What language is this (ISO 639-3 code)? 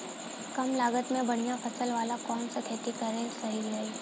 bho